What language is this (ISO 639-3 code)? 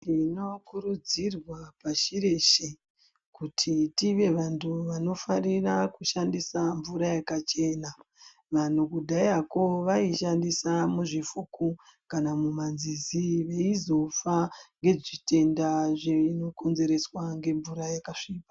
ndc